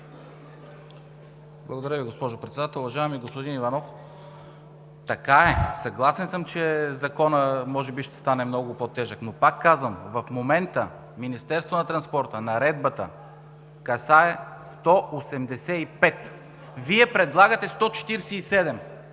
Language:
Bulgarian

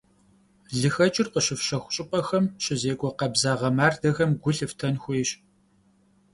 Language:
Kabardian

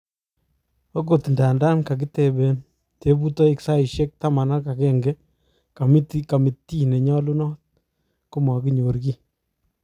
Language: Kalenjin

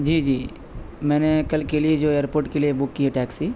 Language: Urdu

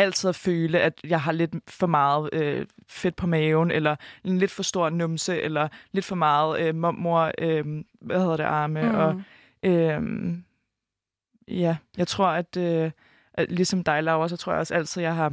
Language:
Danish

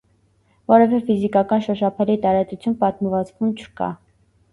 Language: Armenian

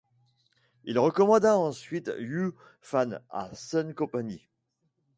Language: French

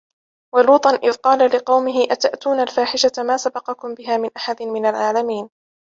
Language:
Arabic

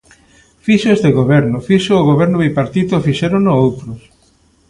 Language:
Galician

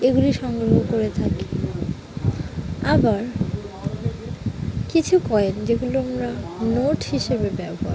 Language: Bangla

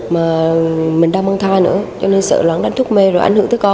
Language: Vietnamese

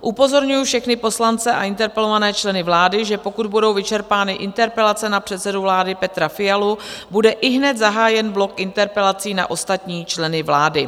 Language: Czech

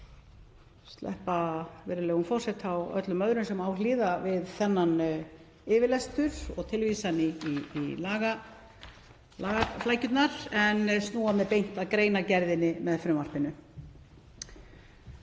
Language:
Icelandic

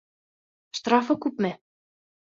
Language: Bashkir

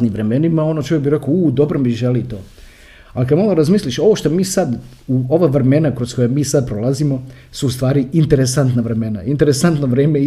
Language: Croatian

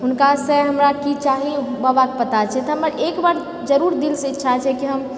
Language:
Maithili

